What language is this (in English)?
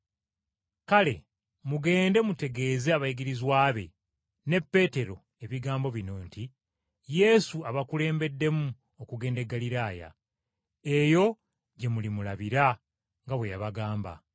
Ganda